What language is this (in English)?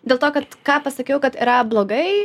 Lithuanian